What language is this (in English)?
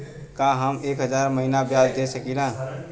Bhojpuri